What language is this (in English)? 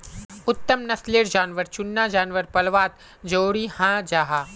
Magahi